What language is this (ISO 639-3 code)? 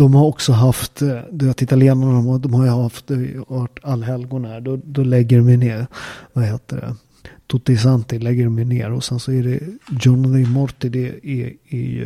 swe